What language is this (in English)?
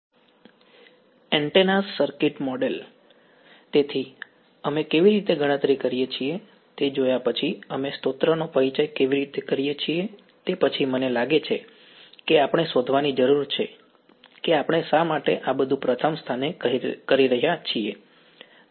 Gujarati